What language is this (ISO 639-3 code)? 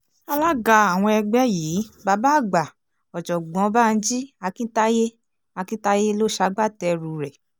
yor